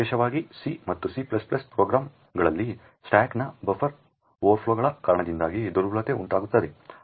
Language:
Kannada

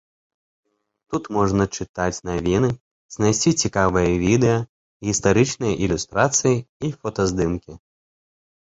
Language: Belarusian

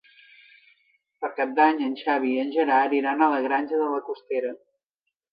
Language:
Catalan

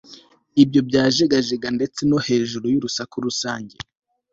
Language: Kinyarwanda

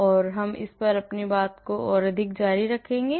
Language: Hindi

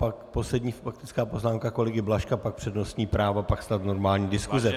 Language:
Czech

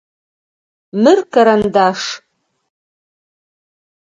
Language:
Adyghe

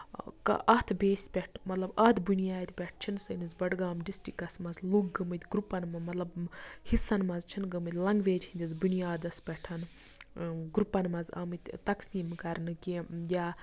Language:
Kashmiri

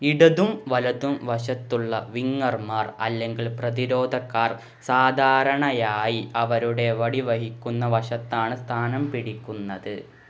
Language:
Malayalam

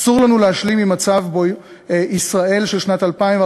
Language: Hebrew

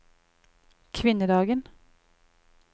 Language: Norwegian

